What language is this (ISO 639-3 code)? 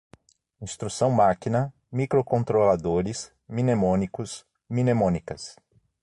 por